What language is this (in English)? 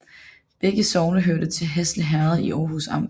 Danish